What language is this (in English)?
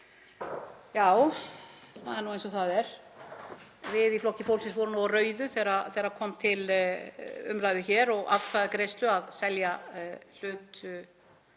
Icelandic